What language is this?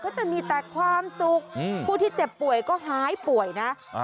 Thai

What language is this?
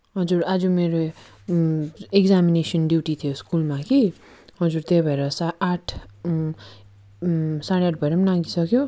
Nepali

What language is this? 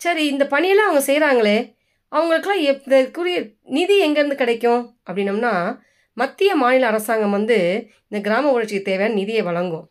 Tamil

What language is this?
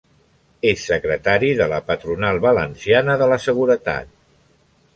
Catalan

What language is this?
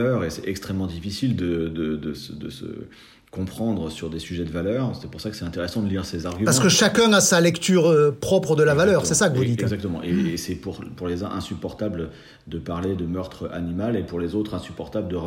French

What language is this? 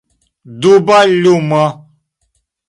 Esperanto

